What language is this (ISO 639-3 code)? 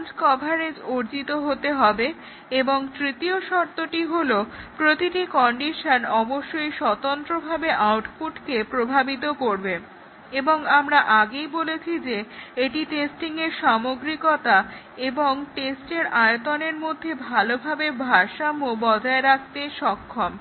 ben